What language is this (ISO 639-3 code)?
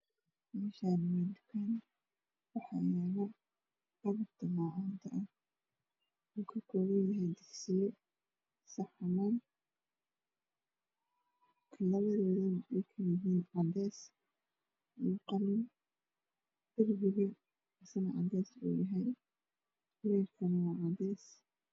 som